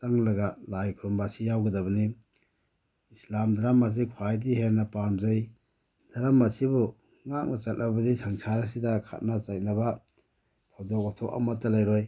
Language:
Manipuri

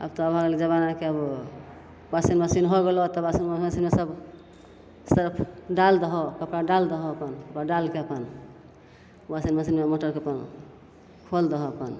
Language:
Maithili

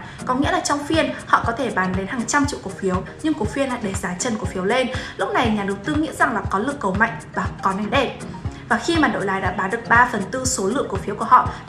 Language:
Vietnamese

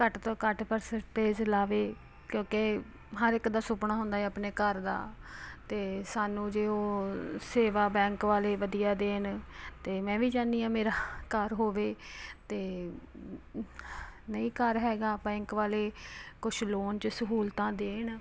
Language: Punjabi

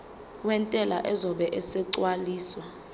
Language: Zulu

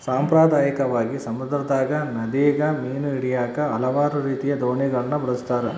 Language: Kannada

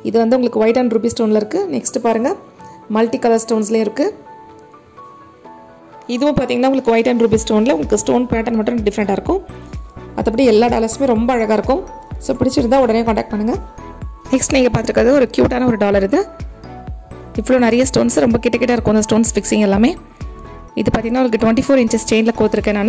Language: Romanian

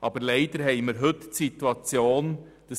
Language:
Swiss German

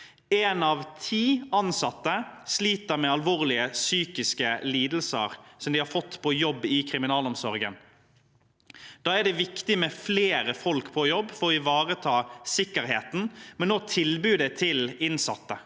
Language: Norwegian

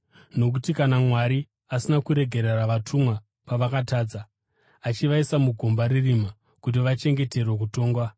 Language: Shona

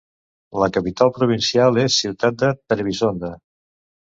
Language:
Catalan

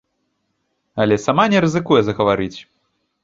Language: Belarusian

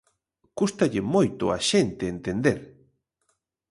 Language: Galician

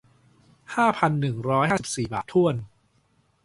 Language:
Thai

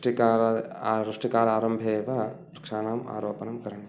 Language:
Sanskrit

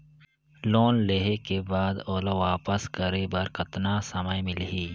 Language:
Chhattisgarhi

